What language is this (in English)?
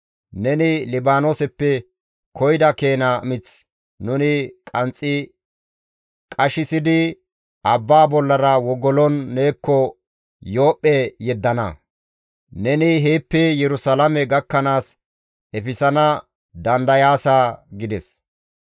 Gamo